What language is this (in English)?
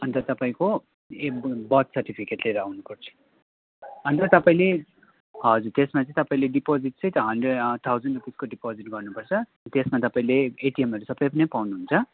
Nepali